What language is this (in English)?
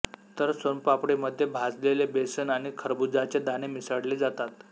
Marathi